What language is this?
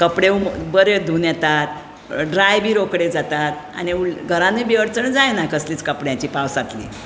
Konkani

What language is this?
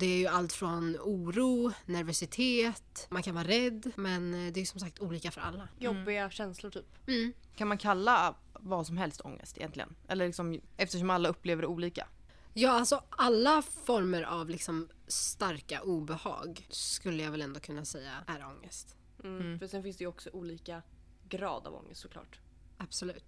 Swedish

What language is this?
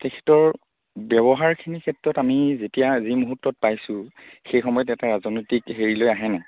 Assamese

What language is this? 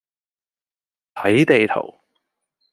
Cantonese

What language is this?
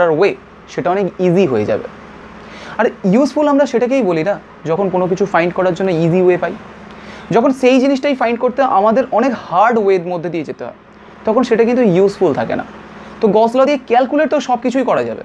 Hindi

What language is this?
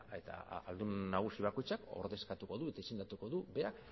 Basque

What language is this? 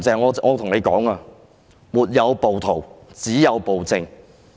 Cantonese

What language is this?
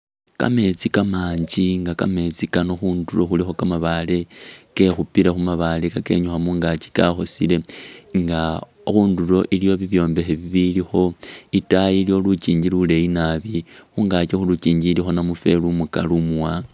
Masaaba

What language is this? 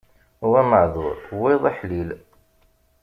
Kabyle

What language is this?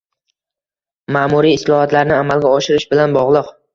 Uzbek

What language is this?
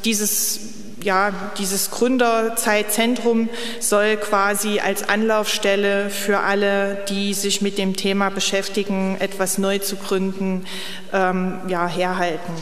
German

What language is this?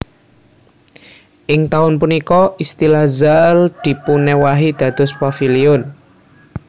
Javanese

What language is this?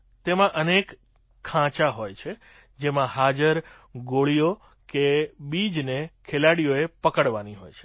Gujarati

